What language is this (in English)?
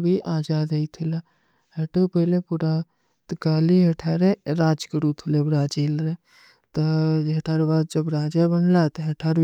Kui (India)